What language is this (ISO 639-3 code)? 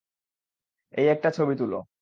ben